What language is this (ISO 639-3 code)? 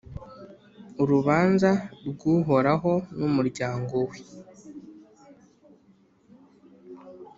kin